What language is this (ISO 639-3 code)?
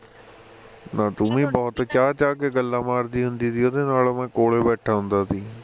pan